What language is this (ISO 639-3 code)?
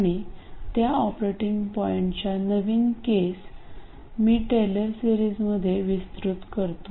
mar